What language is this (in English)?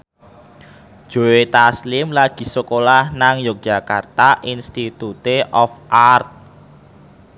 Javanese